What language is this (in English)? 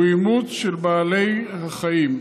Hebrew